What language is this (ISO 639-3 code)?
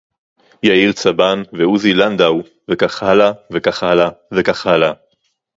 heb